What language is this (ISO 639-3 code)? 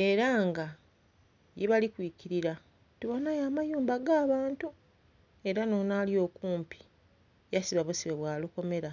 xog